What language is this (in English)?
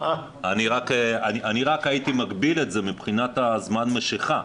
Hebrew